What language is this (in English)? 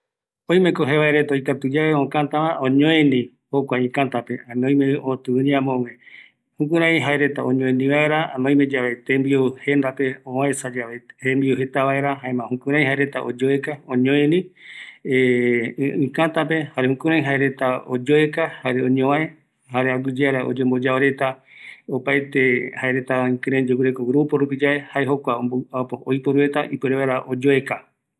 Eastern Bolivian Guaraní